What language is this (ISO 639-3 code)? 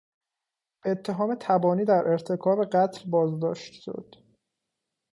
fas